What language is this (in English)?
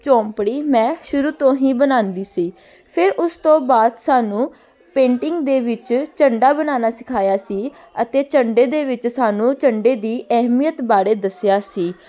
Punjabi